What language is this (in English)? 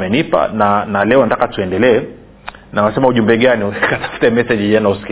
Swahili